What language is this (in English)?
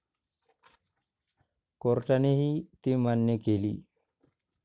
Marathi